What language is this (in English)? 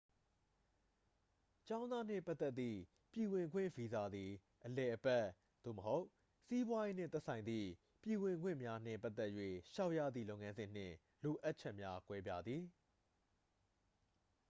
Burmese